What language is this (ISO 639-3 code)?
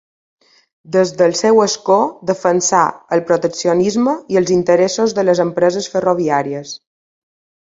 cat